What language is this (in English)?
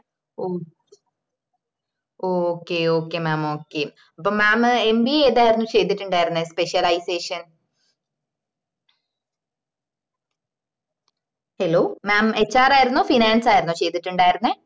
Malayalam